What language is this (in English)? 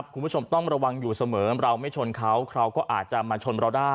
Thai